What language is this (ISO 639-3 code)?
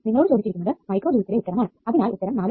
mal